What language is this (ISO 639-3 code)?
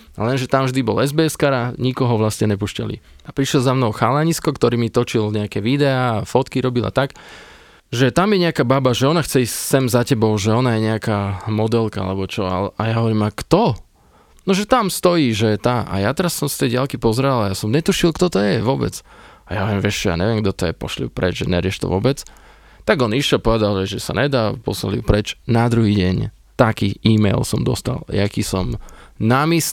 slk